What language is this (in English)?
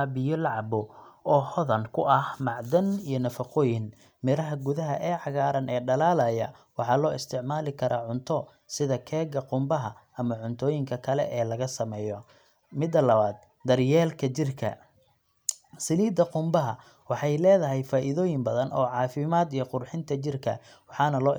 Somali